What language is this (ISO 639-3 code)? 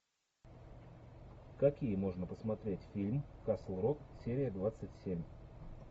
rus